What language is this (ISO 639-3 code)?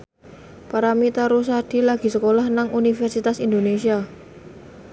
jav